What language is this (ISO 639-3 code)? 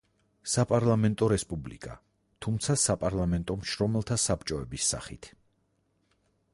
kat